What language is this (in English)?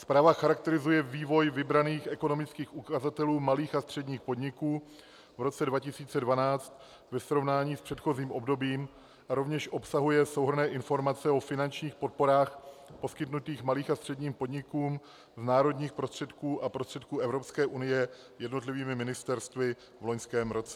Czech